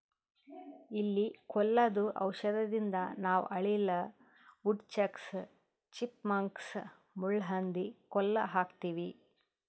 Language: Kannada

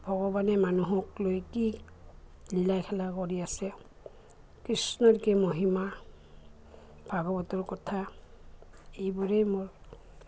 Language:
Assamese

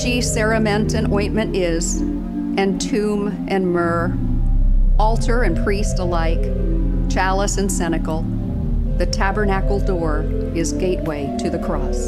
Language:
English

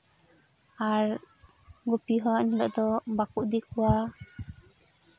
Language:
Santali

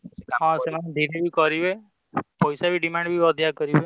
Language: Odia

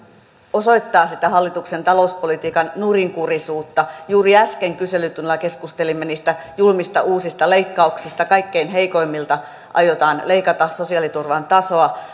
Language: Finnish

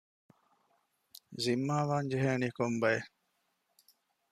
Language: Divehi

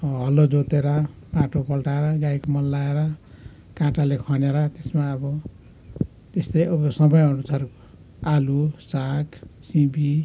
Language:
Nepali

